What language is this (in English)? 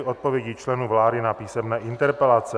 Czech